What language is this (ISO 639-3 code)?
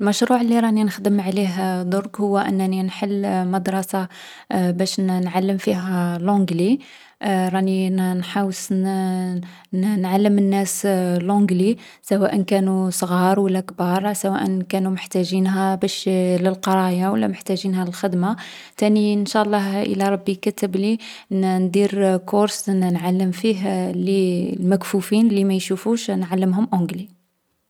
arq